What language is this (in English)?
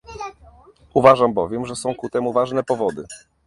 Polish